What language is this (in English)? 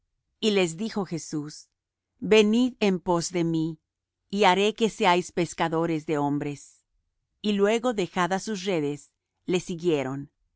Spanish